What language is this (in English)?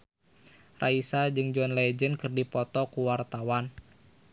Sundanese